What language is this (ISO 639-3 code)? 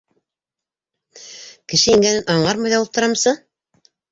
bak